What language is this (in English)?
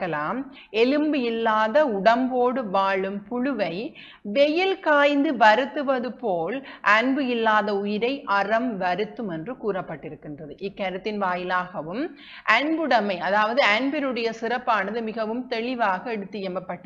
Tamil